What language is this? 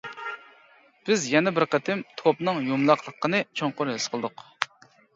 Uyghur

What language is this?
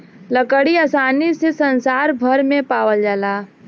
Bhojpuri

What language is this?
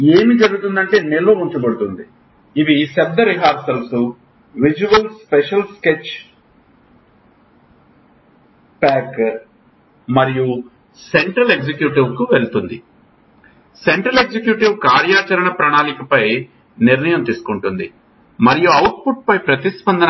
Telugu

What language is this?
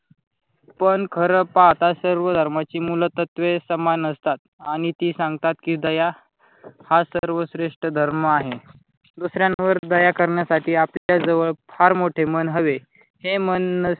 Marathi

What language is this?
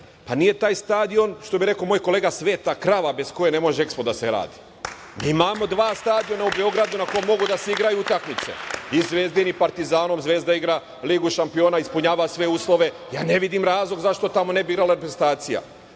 Serbian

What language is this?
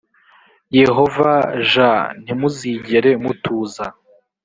Kinyarwanda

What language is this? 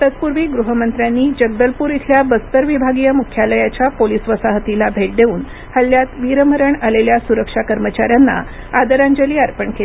Marathi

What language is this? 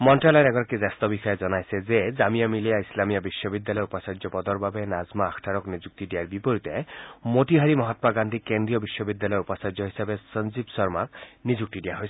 Assamese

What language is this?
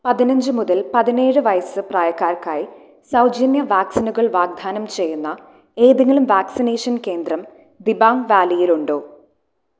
Malayalam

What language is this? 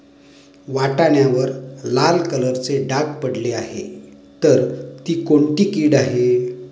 Marathi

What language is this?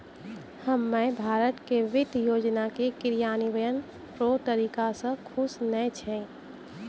Maithili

